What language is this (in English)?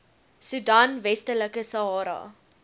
Afrikaans